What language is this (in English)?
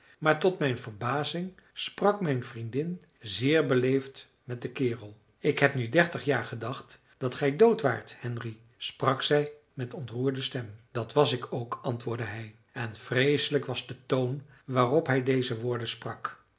Dutch